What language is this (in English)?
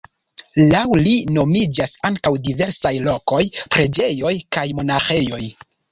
Esperanto